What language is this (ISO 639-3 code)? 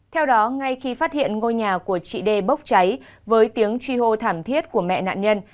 vie